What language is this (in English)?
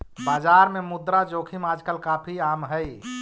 Magahi